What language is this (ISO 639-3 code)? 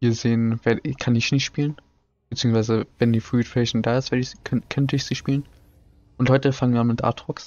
deu